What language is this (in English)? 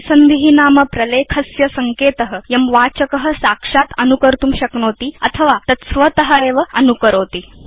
Sanskrit